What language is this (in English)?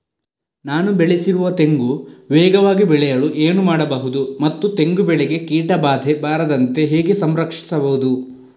Kannada